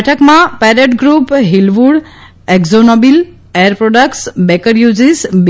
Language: Gujarati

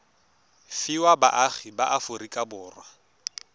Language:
Tswana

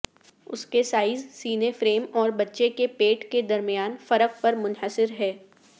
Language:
Urdu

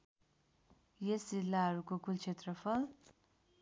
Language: Nepali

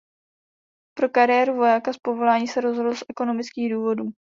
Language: Czech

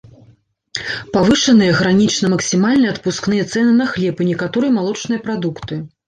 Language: Belarusian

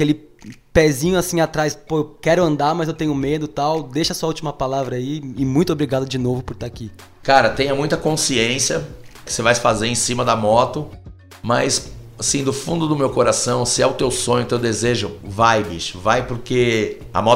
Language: Portuguese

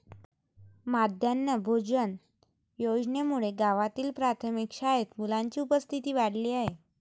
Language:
Marathi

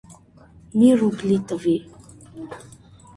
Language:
Armenian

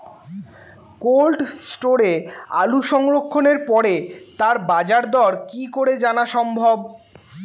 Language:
Bangla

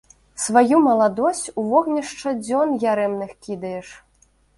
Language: Belarusian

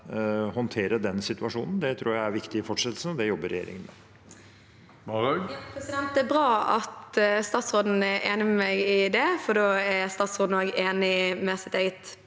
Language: Norwegian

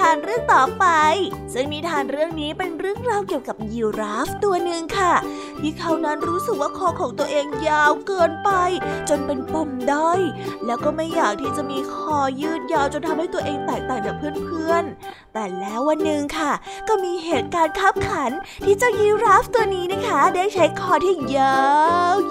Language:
Thai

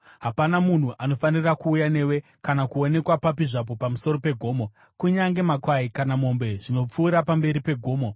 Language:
Shona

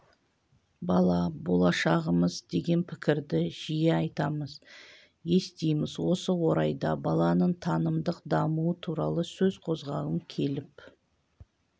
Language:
Kazakh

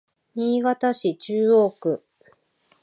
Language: Japanese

